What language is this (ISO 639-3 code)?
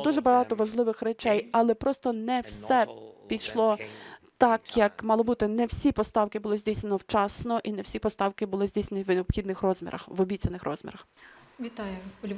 ukr